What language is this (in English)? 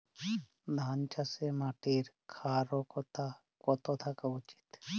Bangla